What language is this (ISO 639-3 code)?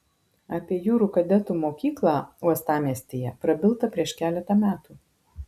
lit